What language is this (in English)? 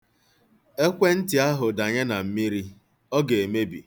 Igbo